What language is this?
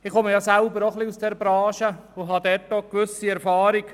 Swiss German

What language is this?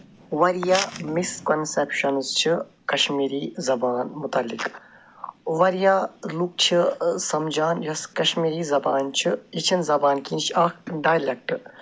Kashmiri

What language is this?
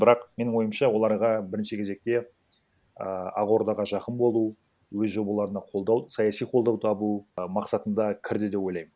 Kazakh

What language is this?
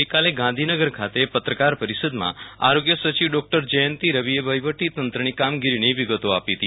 Gujarati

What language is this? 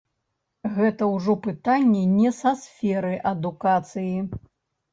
Belarusian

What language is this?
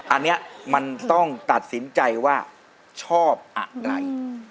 Thai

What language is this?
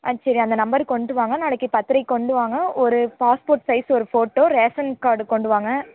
Tamil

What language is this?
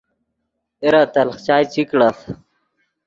Yidgha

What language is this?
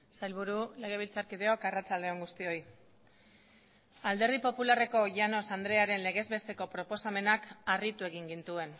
Basque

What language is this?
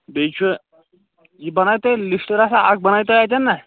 Kashmiri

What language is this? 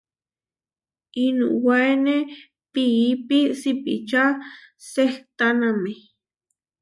Huarijio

